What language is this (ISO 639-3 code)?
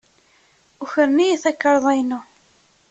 kab